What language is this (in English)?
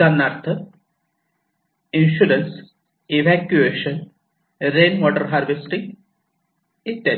Marathi